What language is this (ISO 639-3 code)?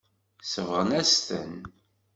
kab